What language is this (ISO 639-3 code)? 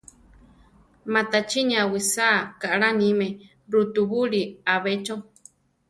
tar